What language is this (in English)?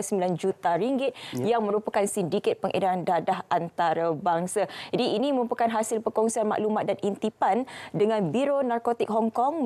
Malay